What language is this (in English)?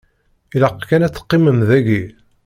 Kabyle